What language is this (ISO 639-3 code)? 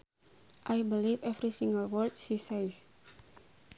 sun